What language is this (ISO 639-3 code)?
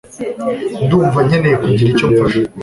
kin